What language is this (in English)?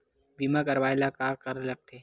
Chhattisgarhi